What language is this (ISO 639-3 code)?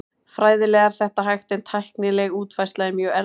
isl